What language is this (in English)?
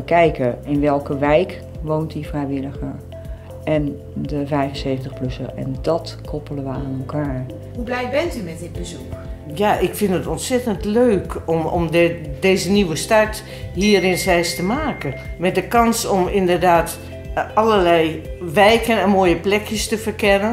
Dutch